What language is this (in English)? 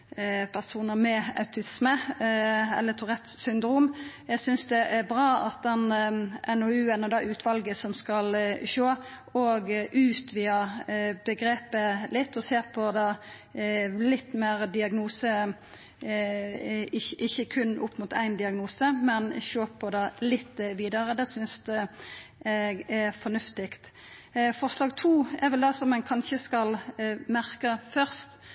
Norwegian Nynorsk